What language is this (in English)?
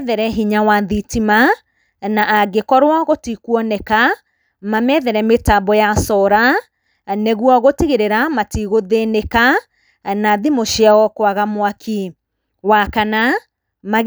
Kikuyu